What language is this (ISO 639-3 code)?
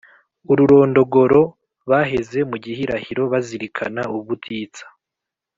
kin